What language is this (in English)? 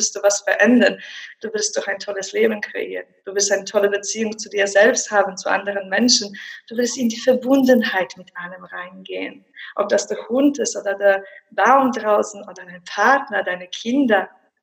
German